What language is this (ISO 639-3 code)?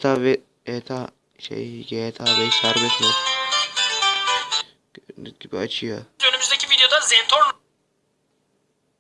tur